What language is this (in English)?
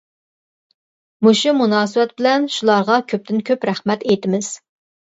Uyghur